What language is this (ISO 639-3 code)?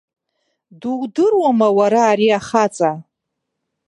abk